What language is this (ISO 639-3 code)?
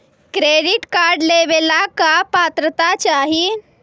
mag